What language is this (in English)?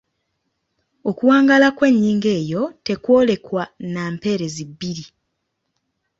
Ganda